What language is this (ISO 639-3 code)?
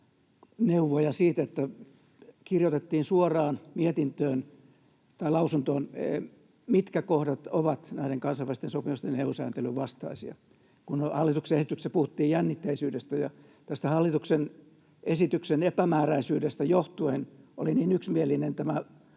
fin